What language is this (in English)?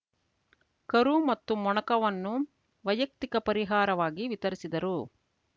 Kannada